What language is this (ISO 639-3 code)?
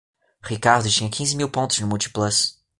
por